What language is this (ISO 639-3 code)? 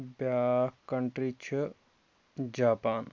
kas